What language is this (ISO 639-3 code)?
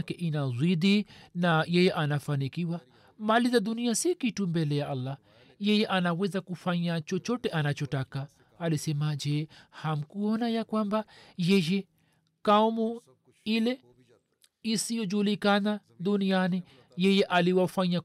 swa